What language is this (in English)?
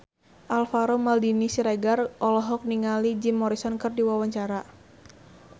Sundanese